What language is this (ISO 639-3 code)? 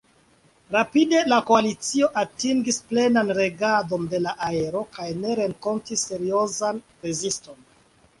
epo